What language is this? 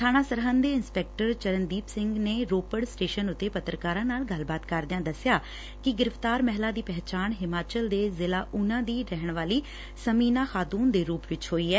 Punjabi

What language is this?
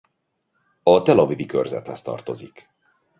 Hungarian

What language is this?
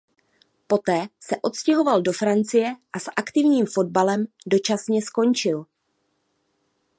Czech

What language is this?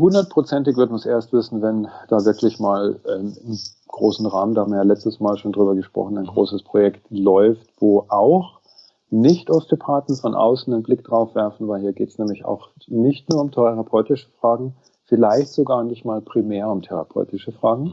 German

